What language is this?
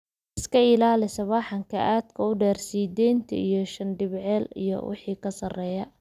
Somali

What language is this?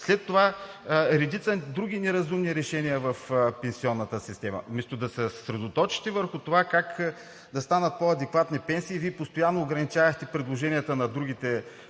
Bulgarian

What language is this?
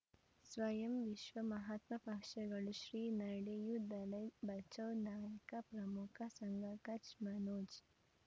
Kannada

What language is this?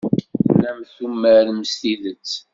Kabyle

